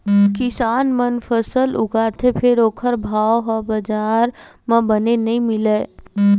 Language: Chhattisgarhi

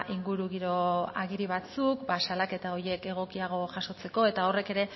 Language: Basque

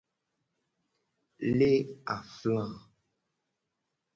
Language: Gen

